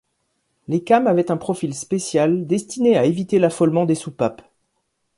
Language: French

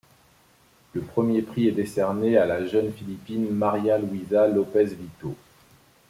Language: French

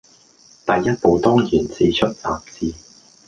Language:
Cantonese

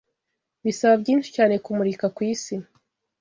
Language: Kinyarwanda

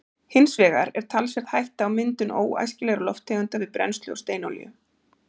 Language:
Icelandic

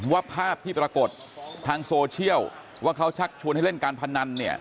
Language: Thai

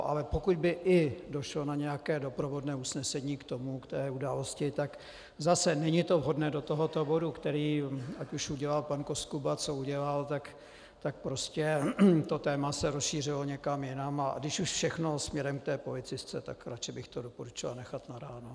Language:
Czech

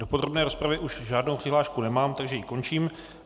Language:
Czech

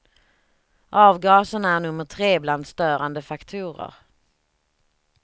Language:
Swedish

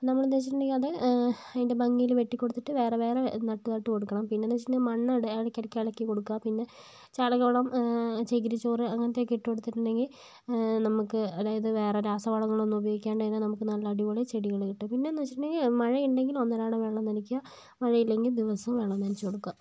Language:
Malayalam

